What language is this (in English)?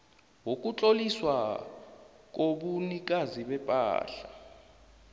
South Ndebele